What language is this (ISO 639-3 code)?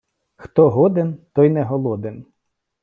ukr